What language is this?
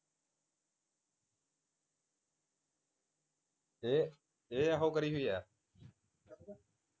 Punjabi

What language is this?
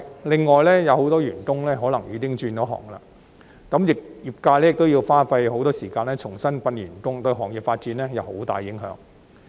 Cantonese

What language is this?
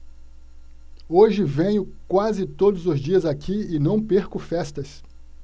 Portuguese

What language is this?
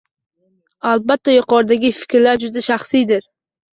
Uzbek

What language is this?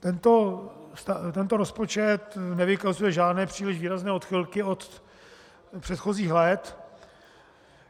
Czech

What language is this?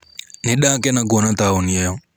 Kikuyu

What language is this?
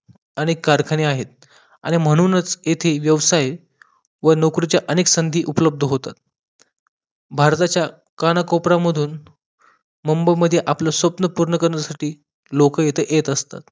Marathi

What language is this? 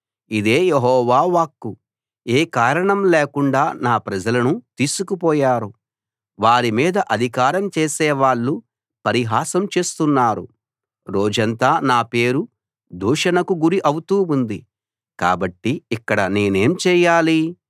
Telugu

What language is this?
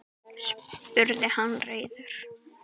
Icelandic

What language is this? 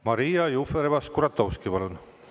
Estonian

